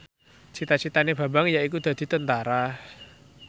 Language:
Javanese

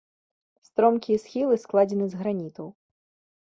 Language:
Belarusian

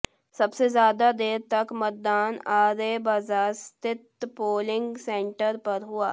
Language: Hindi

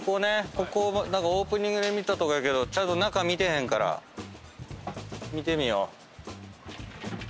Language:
Japanese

